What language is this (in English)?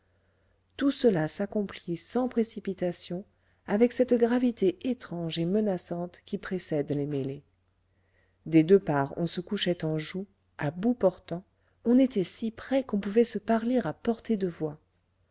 French